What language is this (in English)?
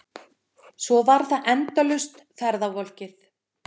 Icelandic